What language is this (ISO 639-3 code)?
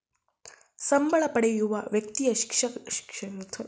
kan